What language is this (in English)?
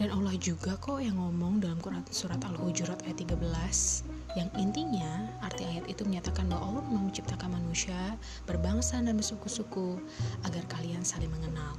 Indonesian